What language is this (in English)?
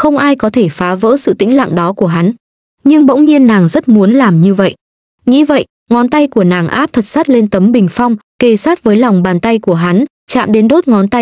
Vietnamese